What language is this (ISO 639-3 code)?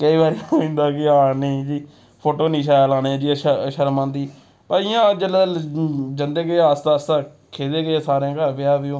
doi